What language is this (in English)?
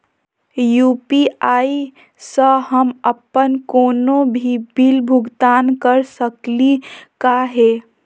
Magahi